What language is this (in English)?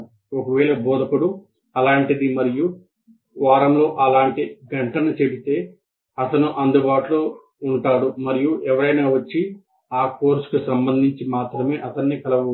Telugu